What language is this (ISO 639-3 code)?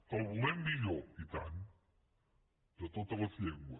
cat